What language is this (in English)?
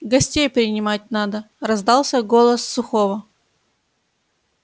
Russian